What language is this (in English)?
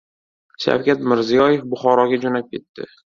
Uzbek